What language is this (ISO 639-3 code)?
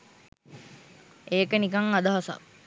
sin